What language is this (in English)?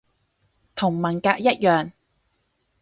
Cantonese